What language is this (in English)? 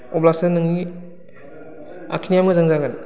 Bodo